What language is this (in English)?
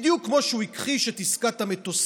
Hebrew